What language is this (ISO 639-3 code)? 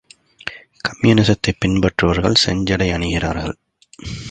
tam